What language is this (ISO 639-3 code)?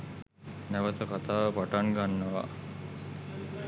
sin